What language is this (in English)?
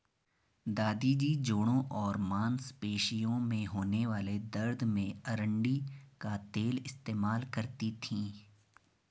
Hindi